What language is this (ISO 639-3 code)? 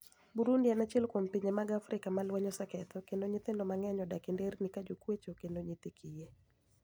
luo